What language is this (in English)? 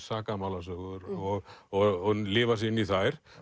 Icelandic